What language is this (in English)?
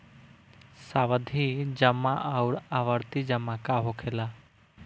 Bhojpuri